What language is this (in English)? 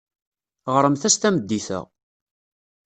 Kabyle